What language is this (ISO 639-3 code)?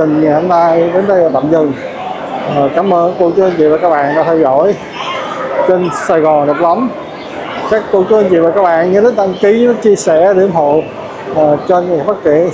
vie